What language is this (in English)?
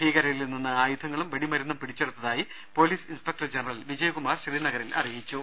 Malayalam